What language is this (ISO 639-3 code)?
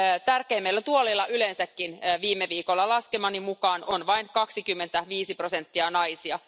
fin